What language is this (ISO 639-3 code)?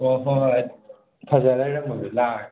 mni